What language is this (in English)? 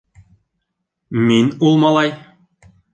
Bashkir